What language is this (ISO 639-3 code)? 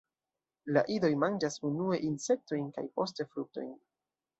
epo